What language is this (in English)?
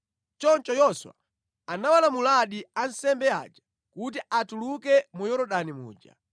Nyanja